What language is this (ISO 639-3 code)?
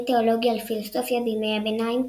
heb